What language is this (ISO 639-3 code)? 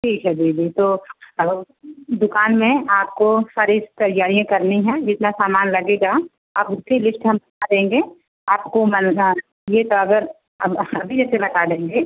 hin